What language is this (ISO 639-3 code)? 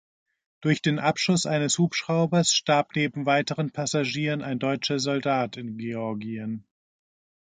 deu